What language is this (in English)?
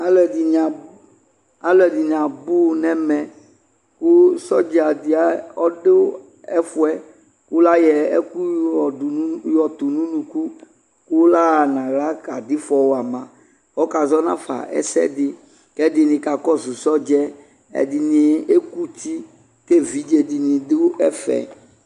Ikposo